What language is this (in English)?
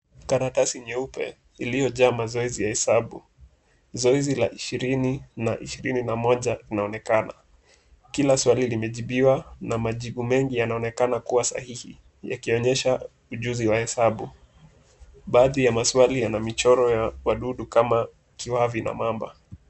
Swahili